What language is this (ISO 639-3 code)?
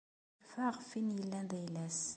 kab